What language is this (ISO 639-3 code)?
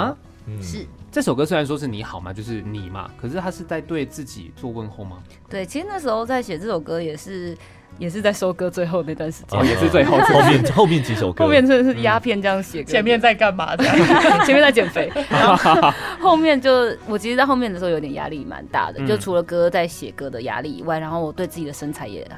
zho